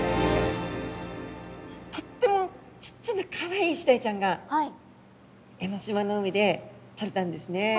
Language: Japanese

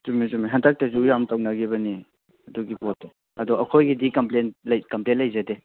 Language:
Manipuri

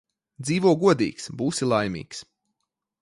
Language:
Latvian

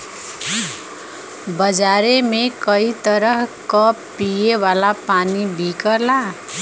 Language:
Bhojpuri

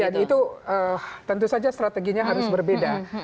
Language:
Indonesian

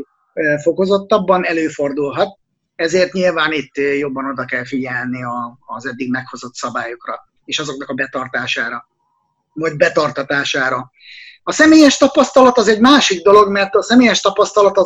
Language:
Hungarian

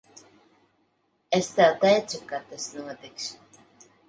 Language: Latvian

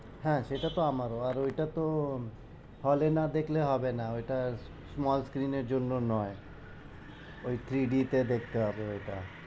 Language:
Bangla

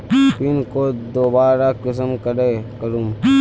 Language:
Magahi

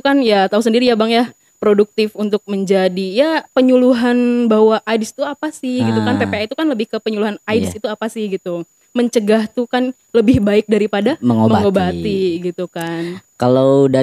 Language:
Indonesian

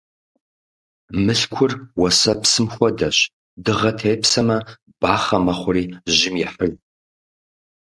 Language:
Kabardian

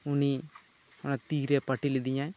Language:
Santali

